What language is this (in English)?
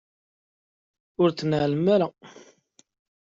Kabyle